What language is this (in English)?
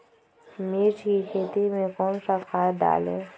Magahi